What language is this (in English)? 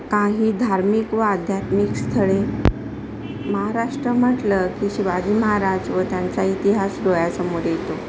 Marathi